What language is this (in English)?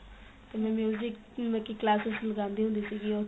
Punjabi